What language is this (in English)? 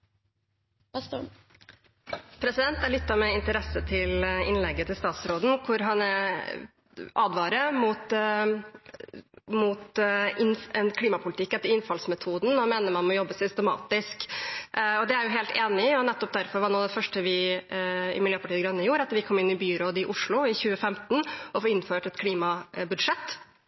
Norwegian